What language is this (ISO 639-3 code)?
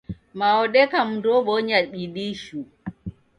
dav